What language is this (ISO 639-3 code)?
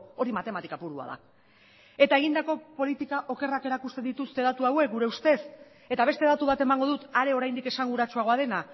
eus